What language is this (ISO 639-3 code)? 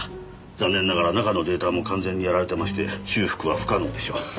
jpn